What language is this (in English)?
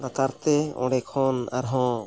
Santali